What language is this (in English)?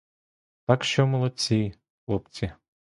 Ukrainian